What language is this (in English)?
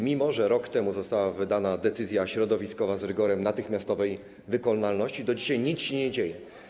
Polish